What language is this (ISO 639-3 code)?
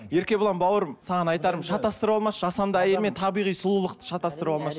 kaz